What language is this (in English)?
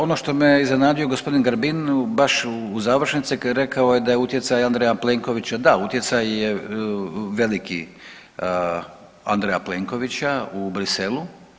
Croatian